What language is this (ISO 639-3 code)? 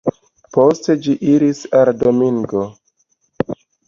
epo